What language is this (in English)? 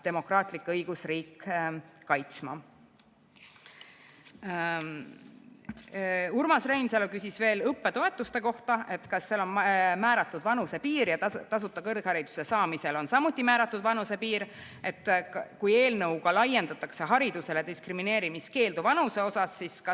Estonian